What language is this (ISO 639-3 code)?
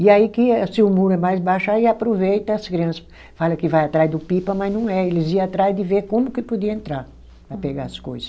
por